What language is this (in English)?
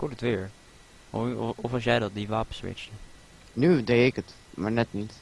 Dutch